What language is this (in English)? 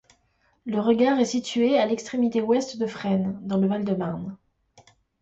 French